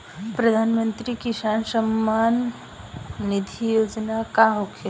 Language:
Bhojpuri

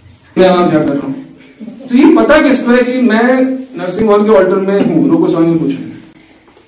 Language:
Hindi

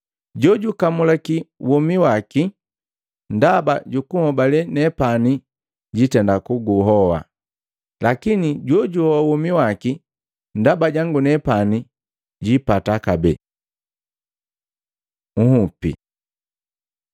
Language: Matengo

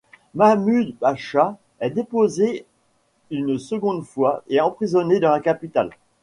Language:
French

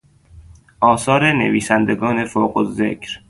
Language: Persian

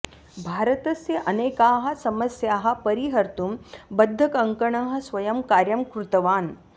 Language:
Sanskrit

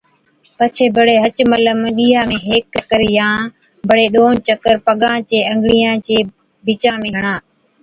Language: Od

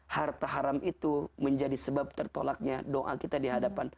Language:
Indonesian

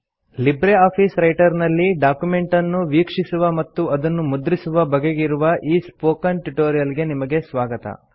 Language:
Kannada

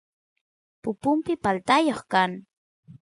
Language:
Santiago del Estero Quichua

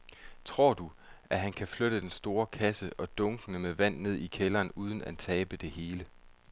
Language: Danish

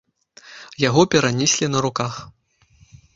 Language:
Belarusian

